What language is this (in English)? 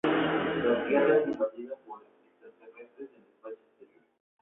Spanish